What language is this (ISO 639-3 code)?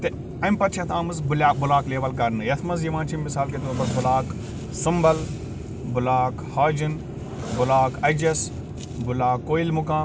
kas